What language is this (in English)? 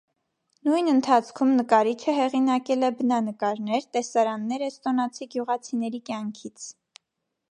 Armenian